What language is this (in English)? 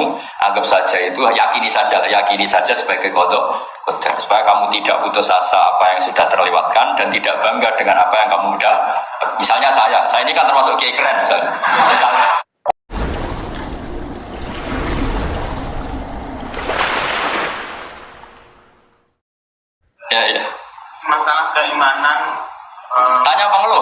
Indonesian